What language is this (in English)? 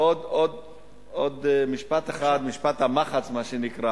Hebrew